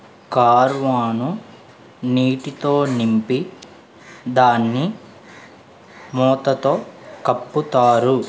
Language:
Telugu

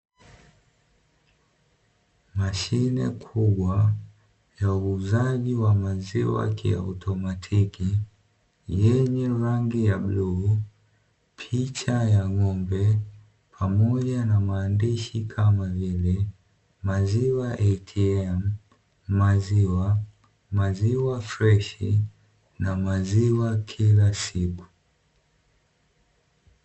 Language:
Swahili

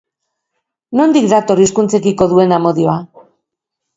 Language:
Basque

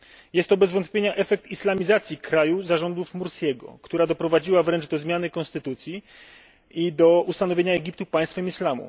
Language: Polish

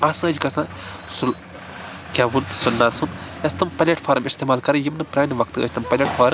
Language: Kashmiri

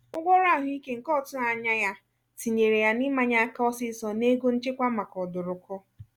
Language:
Igbo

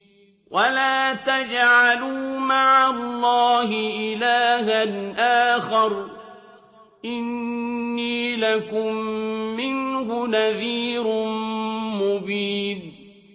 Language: Arabic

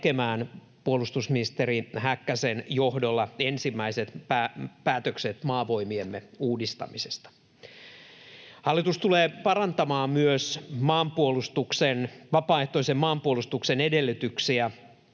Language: Finnish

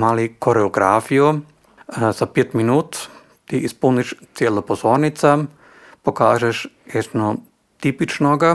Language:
Croatian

